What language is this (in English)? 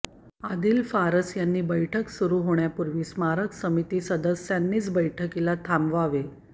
Marathi